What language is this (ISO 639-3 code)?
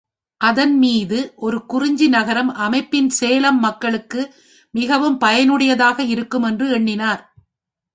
tam